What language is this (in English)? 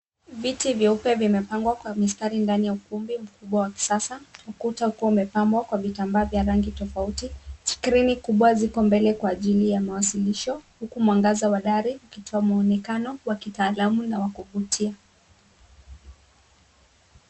Swahili